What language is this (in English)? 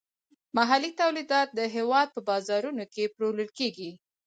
Pashto